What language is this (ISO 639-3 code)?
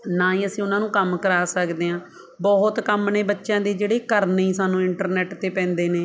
pan